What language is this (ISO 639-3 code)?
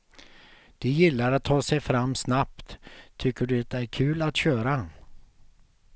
swe